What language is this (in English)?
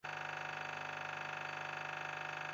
Basque